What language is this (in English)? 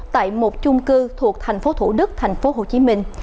Vietnamese